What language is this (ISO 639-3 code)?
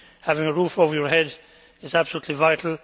eng